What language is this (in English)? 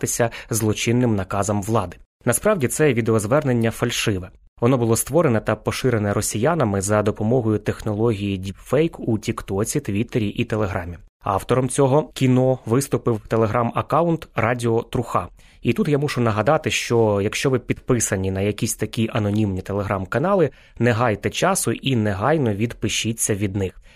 Ukrainian